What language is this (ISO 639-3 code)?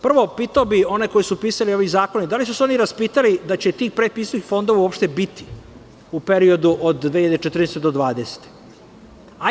srp